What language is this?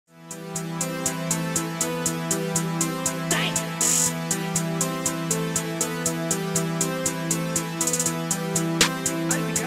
Spanish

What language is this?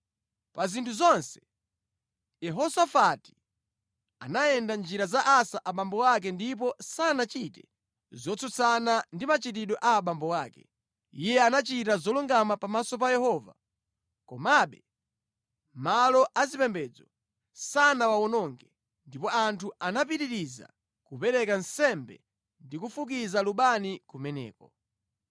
Nyanja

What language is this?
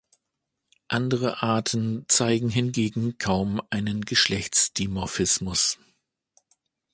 German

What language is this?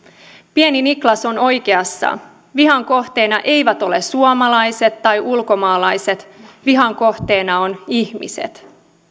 Finnish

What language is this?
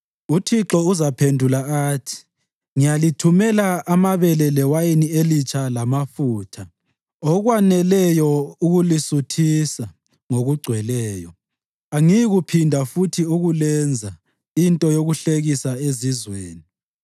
North Ndebele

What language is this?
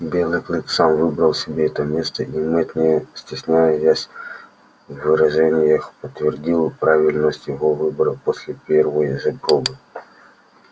Russian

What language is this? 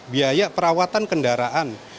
Indonesian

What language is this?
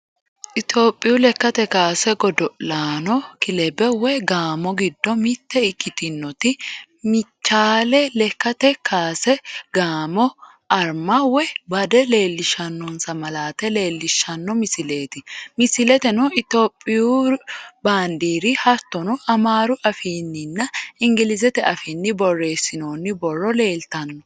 Sidamo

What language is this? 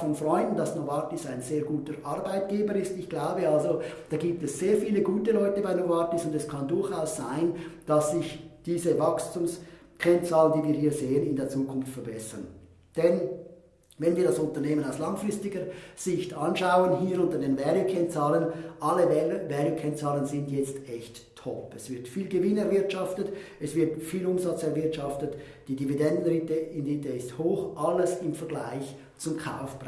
German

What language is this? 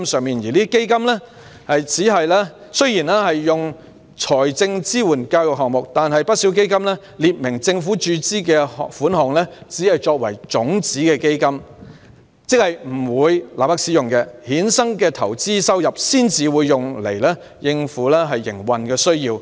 Cantonese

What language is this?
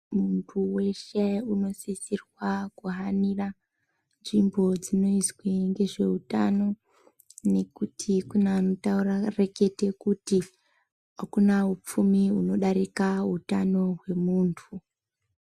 Ndau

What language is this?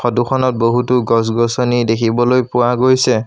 Assamese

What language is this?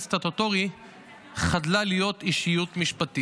Hebrew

